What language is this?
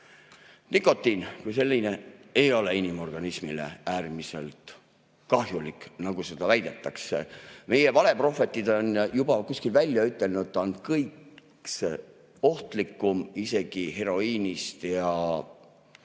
Estonian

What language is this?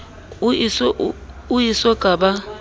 Southern Sotho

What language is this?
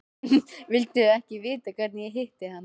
Icelandic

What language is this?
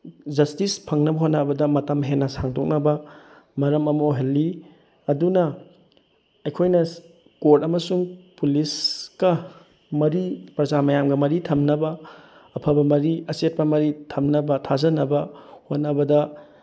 Manipuri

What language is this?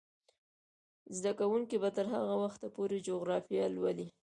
Pashto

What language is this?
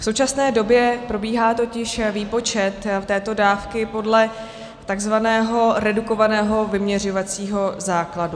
Czech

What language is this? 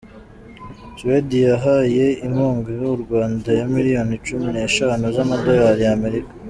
Kinyarwanda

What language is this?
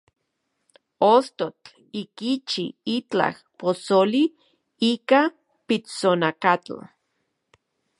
Central Puebla Nahuatl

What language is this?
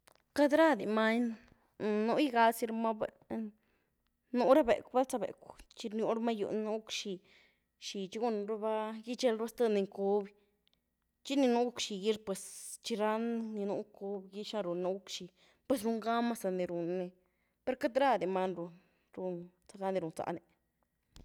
Güilá Zapotec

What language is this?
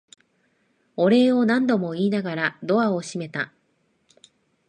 Japanese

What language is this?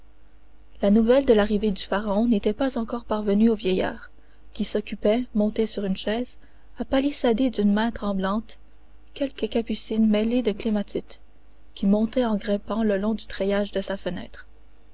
French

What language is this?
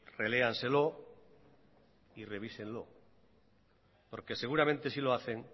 Spanish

